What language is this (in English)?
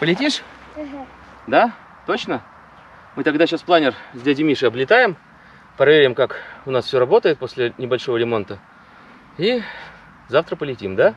Russian